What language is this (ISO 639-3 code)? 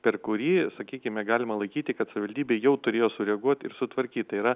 lit